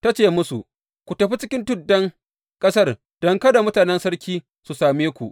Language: Hausa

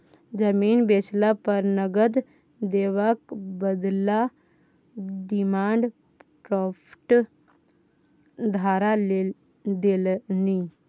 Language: Maithili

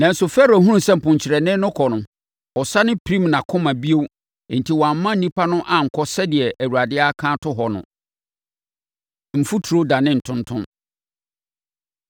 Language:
Akan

